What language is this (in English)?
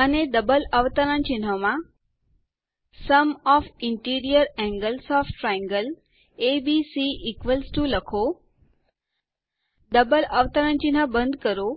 Gujarati